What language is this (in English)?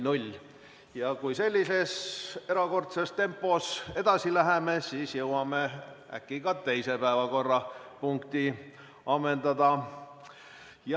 Estonian